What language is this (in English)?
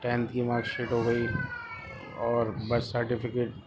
Urdu